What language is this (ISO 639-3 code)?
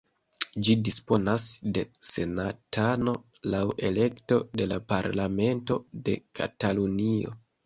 epo